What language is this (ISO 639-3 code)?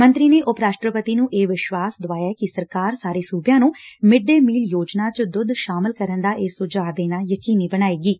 pan